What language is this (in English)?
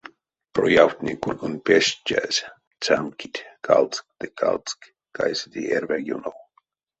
Erzya